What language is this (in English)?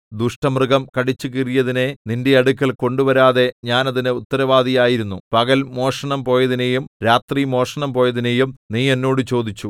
Malayalam